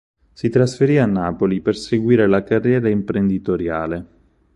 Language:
Italian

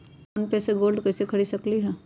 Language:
Magahi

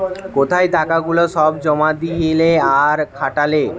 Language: Bangla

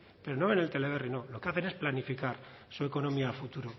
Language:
Spanish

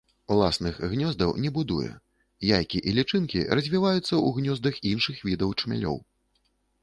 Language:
Belarusian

